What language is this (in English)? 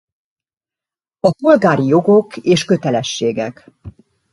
Hungarian